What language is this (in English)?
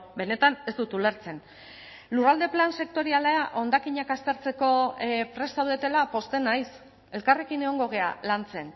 Basque